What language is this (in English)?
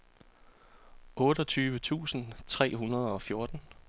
Danish